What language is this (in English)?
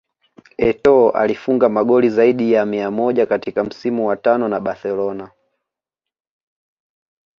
Swahili